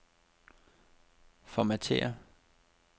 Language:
Danish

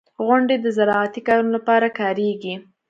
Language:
Pashto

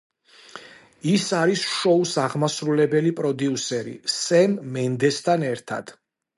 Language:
Georgian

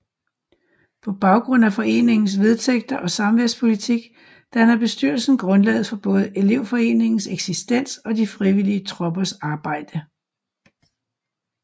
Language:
Danish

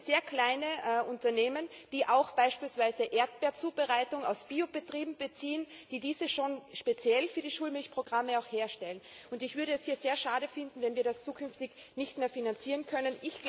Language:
German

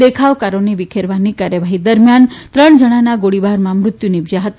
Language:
Gujarati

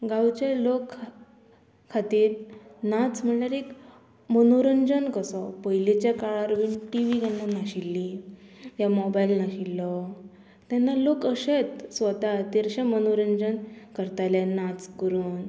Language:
Konkani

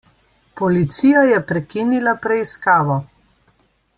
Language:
Slovenian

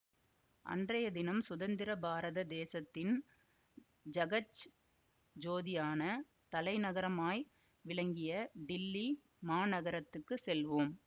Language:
Tamil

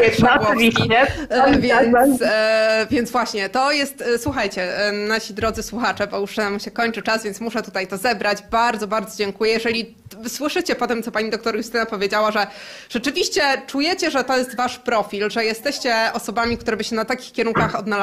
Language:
Polish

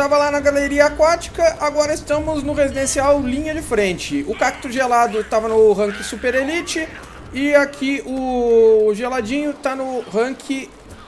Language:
Portuguese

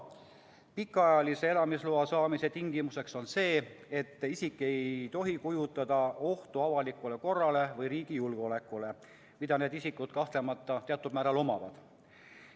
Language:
Estonian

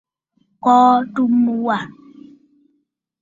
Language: Bafut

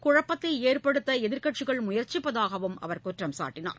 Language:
Tamil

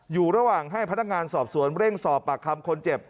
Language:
Thai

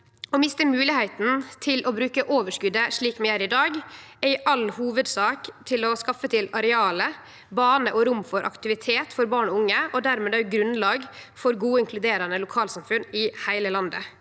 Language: Norwegian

